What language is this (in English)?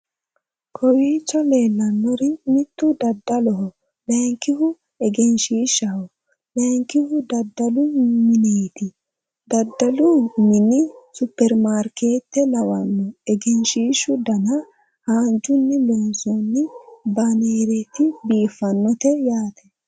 Sidamo